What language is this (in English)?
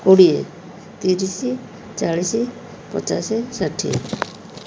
Odia